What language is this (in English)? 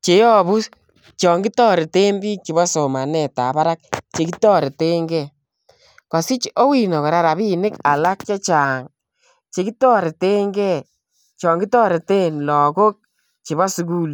Kalenjin